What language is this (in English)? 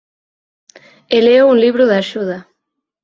Galician